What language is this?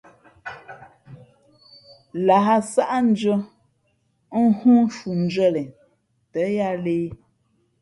Fe'fe'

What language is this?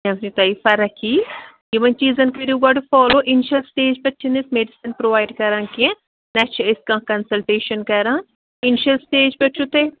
Kashmiri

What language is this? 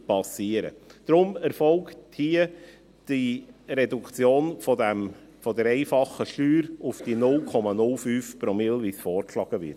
Swiss German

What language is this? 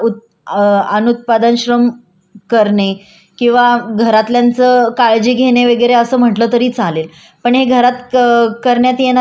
Marathi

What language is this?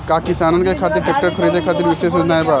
Bhojpuri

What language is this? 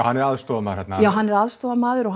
Icelandic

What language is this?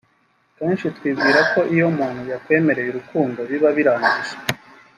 Kinyarwanda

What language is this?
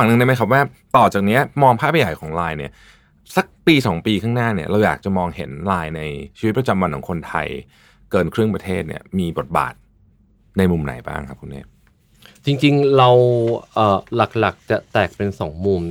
Thai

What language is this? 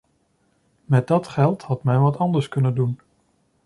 Dutch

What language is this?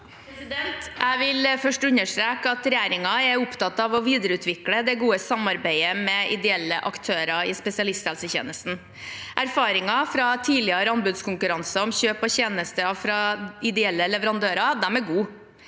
Norwegian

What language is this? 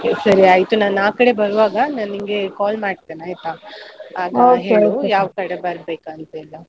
Kannada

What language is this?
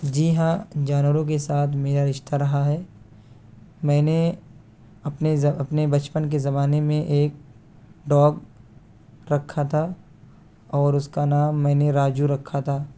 Urdu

